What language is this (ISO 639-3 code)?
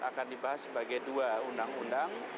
ind